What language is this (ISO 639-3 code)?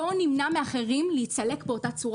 heb